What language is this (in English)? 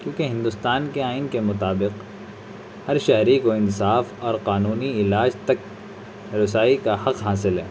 Urdu